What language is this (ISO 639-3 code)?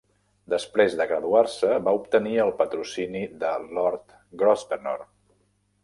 cat